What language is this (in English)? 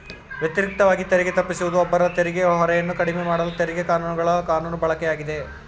Kannada